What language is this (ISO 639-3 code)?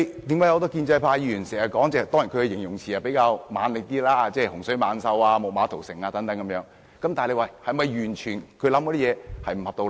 yue